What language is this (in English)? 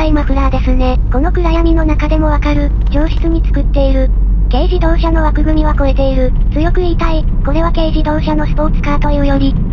Japanese